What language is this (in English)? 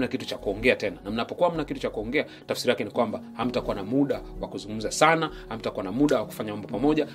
Swahili